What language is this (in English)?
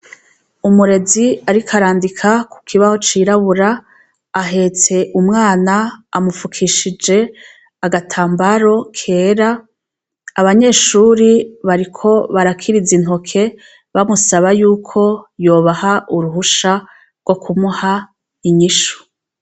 Rundi